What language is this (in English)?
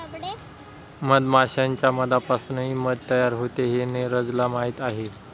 Marathi